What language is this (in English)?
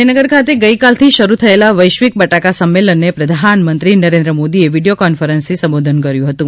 Gujarati